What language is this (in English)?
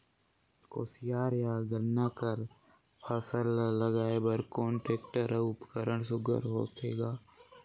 Chhattisgarhi